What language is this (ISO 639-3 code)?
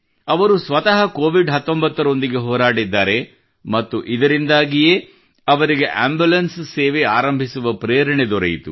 kan